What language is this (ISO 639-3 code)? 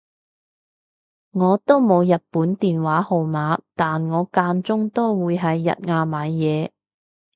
yue